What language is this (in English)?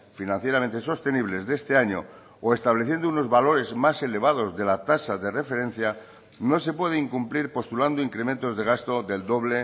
Spanish